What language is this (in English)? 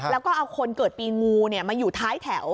Thai